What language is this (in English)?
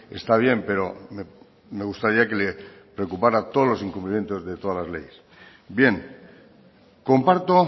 Spanish